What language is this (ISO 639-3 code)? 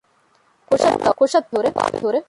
div